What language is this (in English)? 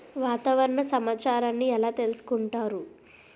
Telugu